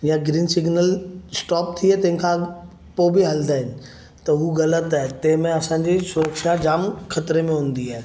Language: Sindhi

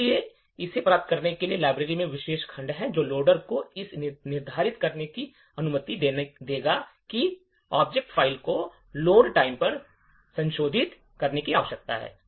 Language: Hindi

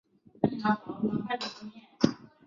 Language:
Chinese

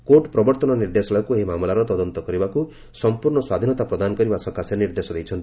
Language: Odia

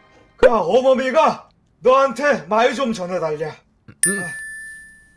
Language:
Korean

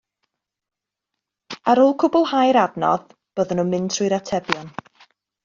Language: Welsh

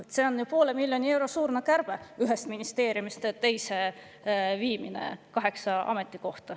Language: Estonian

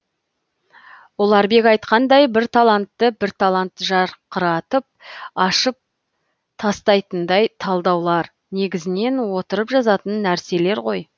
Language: Kazakh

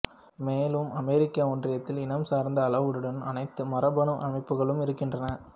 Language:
Tamil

